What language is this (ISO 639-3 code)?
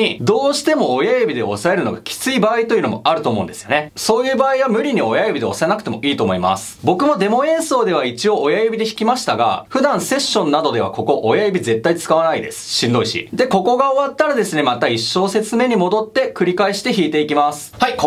jpn